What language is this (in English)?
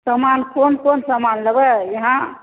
Maithili